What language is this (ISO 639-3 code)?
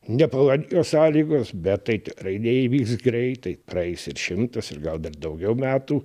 lit